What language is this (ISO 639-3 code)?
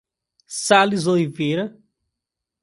por